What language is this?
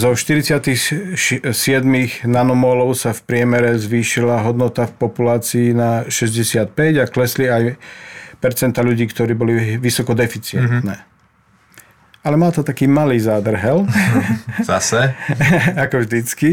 Slovak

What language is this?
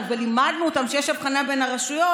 Hebrew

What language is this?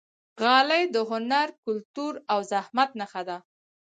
Pashto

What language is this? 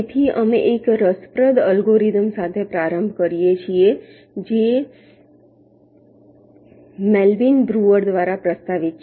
Gujarati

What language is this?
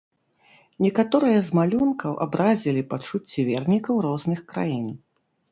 Belarusian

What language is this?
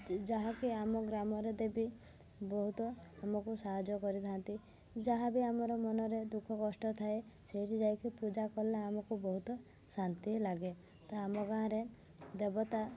Odia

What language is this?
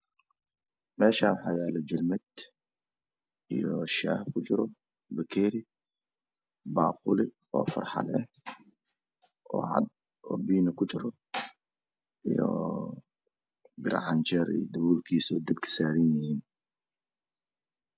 Somali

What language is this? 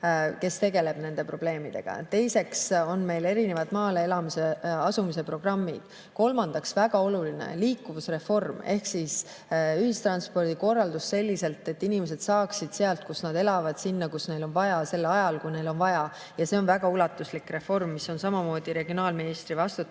Estonian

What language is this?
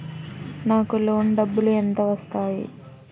Telugu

